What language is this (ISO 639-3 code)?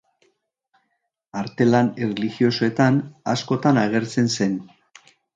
eus